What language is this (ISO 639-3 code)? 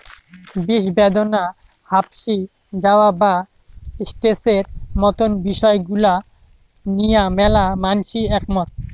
ben